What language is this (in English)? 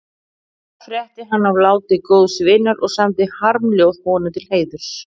Icelandic